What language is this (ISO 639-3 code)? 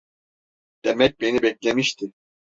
tur